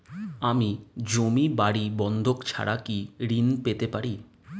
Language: Bangla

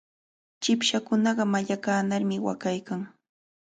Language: Cajatambo North Lima Quechua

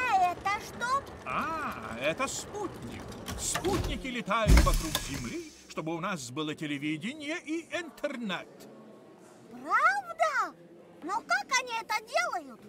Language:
Russian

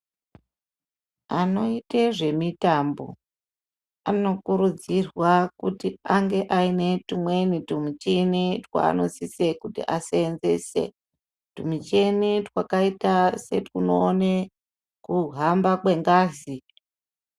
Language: Ndau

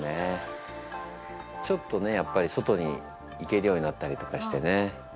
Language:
Japanese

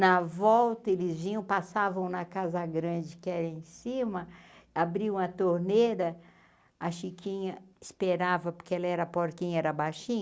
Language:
Portuguese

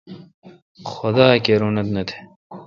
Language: Kalkoti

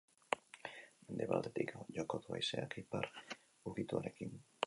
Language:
Basque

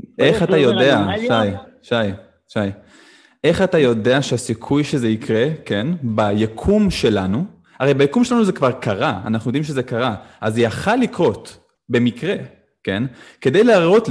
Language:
Hebrew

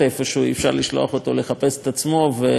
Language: Hebrew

